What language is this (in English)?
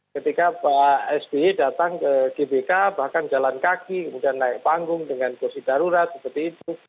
Indonesian